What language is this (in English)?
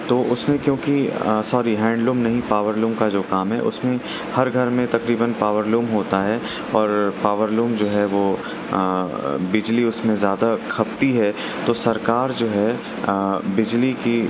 Urdu